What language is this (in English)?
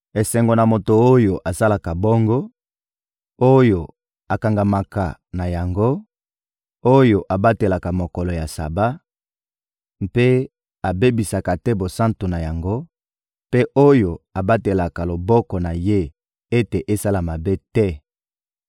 Lingala